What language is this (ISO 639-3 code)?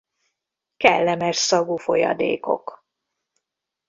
hun